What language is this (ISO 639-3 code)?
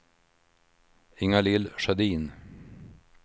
swe